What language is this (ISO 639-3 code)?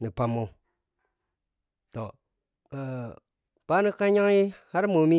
piy